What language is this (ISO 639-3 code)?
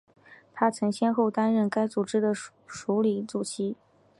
zho